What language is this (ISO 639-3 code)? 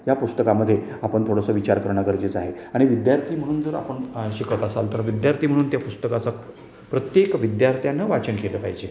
mar